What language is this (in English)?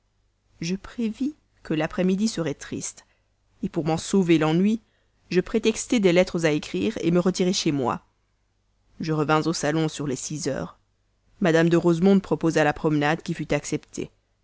French